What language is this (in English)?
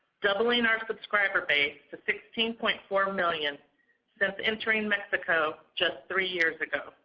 English